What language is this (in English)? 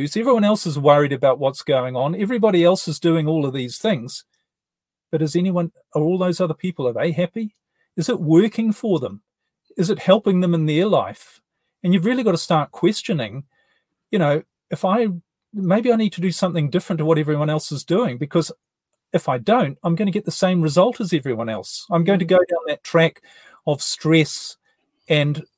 English